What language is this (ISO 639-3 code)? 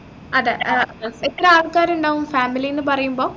mal